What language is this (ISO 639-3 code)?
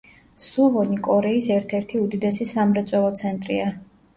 kat